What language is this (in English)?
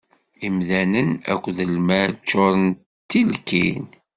Kabyle